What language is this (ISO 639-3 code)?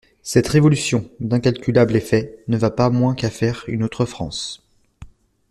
fra